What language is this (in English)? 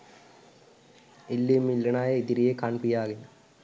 Sinhala